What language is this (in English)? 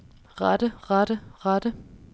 Danish